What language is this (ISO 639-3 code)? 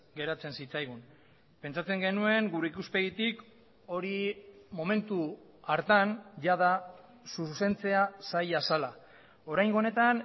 eus